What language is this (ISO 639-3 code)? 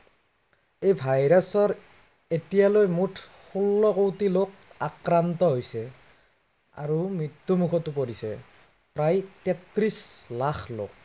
asm